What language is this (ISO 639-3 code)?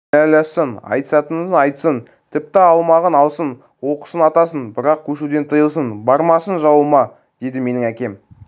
kaz